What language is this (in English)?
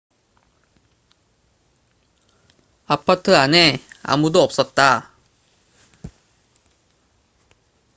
Korean